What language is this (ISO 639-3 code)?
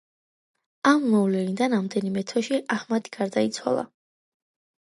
kat